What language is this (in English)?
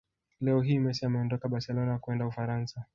Swahili